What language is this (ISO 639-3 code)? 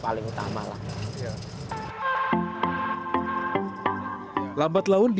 ind